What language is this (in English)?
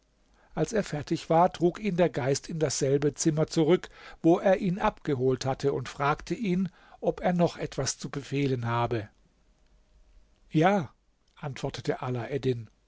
German